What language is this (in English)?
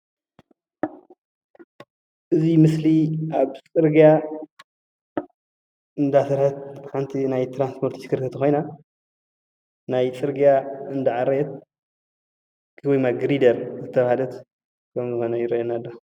Tigrinya